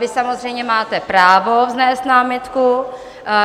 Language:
Czech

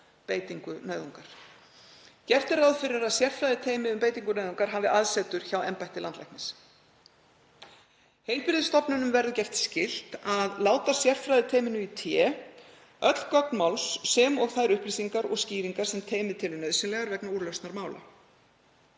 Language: Icelandic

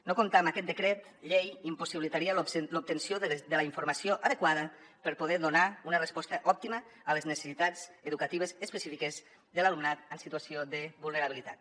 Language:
Catalan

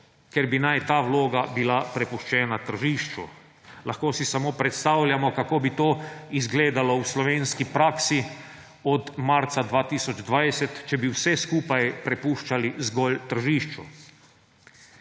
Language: Slovenian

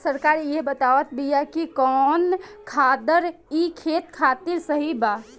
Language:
Bhojpuri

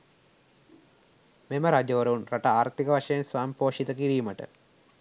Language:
Sinhala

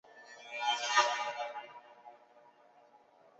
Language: Chinese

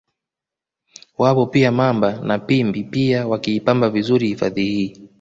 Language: Swahili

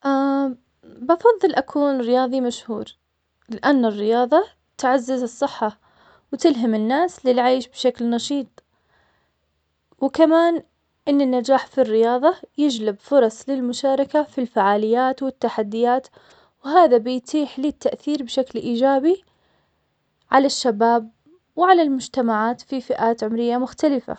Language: Omani Arabic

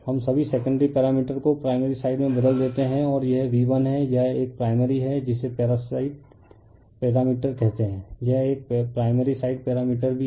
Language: Hindi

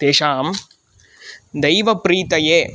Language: Sanskrit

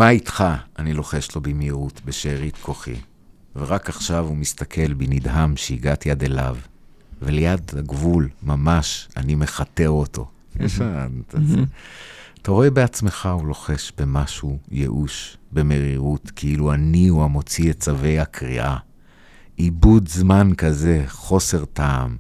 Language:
Hebrew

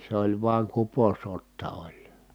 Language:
Finnish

